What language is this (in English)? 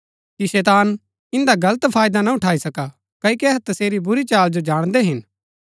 Gaddi